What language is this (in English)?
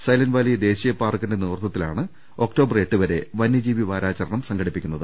Malayalam